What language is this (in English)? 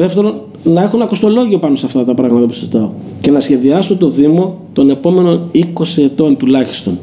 Greek